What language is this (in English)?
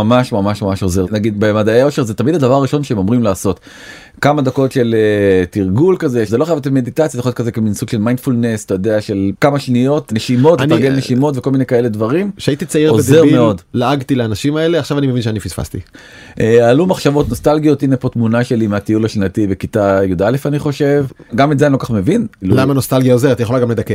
Hebrew